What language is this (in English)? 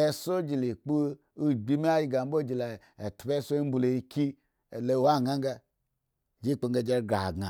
Eggon